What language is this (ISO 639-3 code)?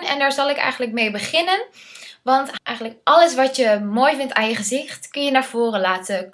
nld